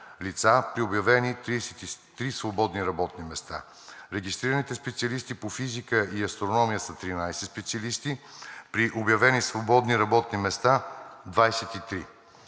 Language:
Bulgarian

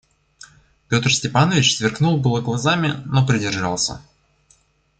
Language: Russian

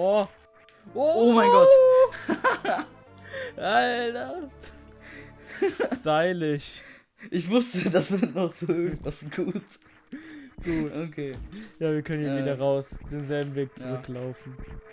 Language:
German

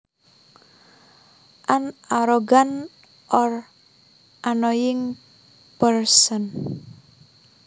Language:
Javanese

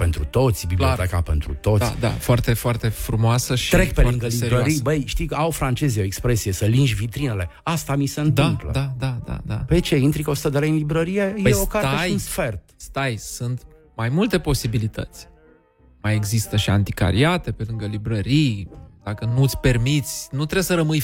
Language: Romanian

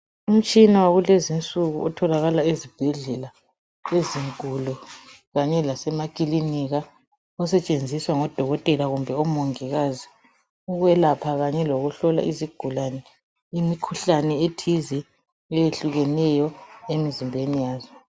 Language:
North Ndebele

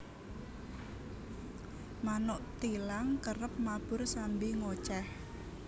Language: Javanese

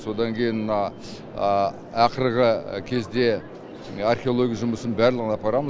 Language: Kazakh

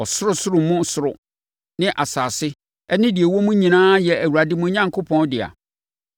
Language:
Akan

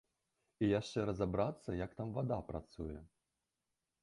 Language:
Belarusian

